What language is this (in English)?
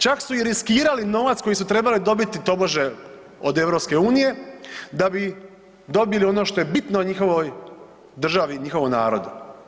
Croatian